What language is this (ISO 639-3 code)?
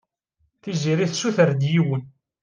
kab